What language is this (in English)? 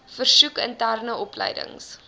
Afrikaans